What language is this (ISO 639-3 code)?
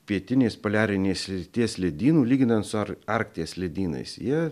lit